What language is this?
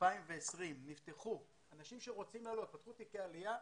Hebrew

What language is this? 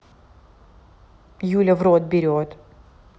Russian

